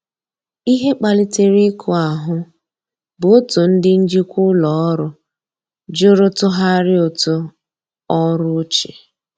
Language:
Igbo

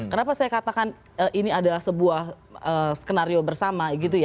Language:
Indonesian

